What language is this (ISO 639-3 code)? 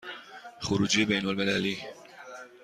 fas